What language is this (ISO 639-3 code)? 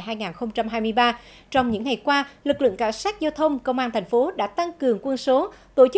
vie